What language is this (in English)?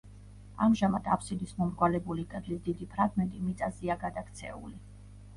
Georgian